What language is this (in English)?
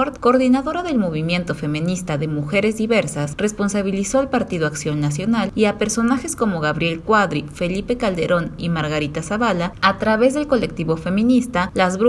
Spanish